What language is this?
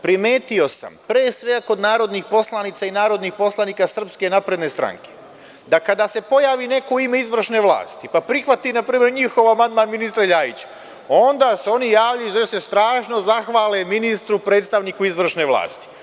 Serbian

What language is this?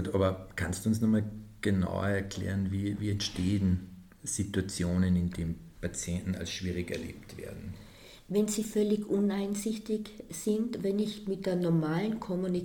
German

